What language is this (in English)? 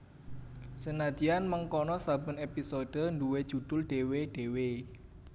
Javanese